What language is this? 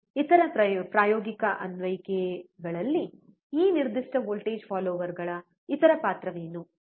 Kannada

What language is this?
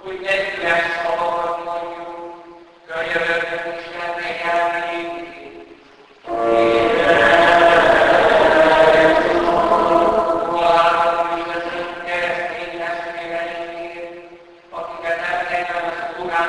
Hungarian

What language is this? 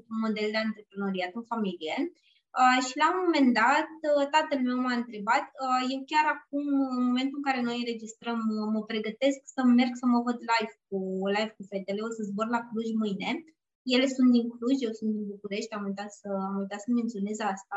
Romanian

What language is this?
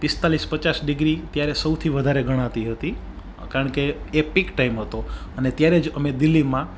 Gujarati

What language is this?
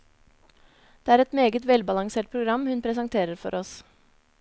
Norwegian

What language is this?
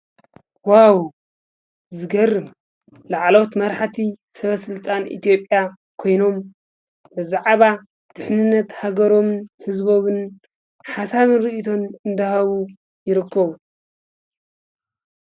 Tigrinya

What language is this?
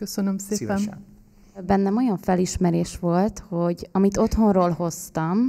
Hungarian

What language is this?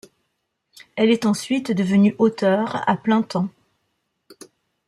French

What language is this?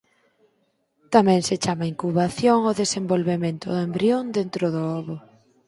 Galician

